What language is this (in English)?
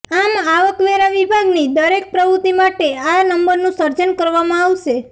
Gujarati